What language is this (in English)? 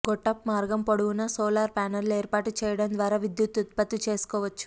Telugu